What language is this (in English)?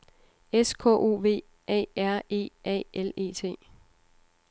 Danish